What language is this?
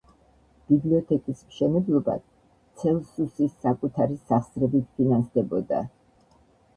Georgian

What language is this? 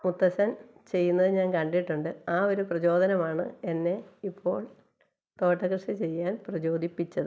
Malayalam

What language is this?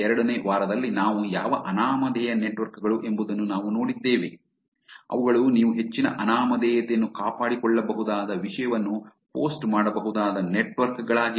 Kannada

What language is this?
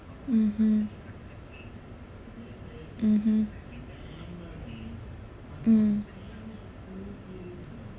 English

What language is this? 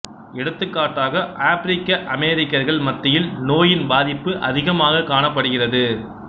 Tamil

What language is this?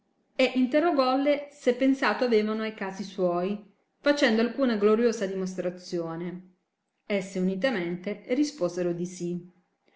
Italian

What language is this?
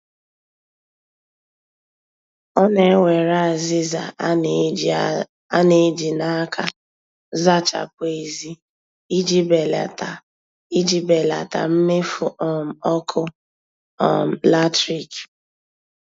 Igbo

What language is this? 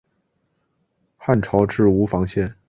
Chinese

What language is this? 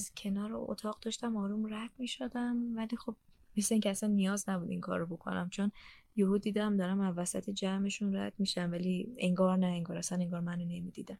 Persian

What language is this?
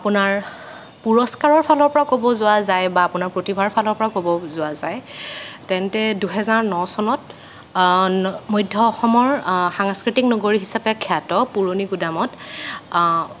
Assamese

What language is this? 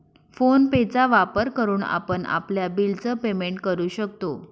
Marathi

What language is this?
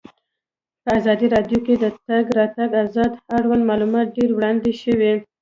Pashto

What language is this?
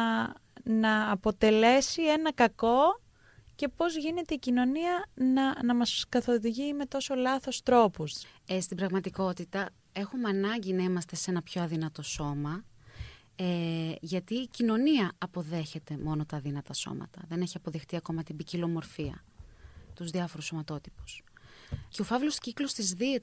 Greek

